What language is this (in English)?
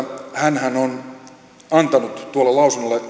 Finnish